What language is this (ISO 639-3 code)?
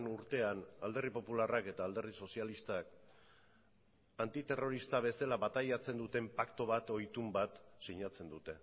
eus